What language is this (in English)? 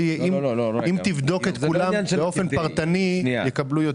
Hebrew